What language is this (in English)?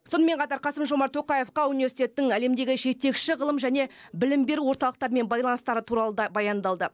Kazakh